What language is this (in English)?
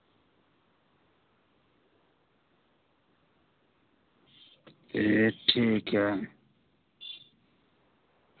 Dogri